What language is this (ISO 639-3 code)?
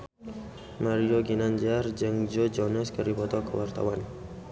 sun